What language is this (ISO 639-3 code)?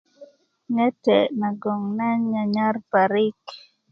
ukv